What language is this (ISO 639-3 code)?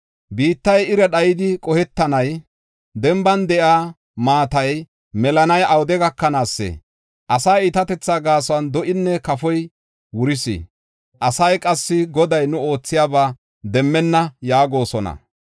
gof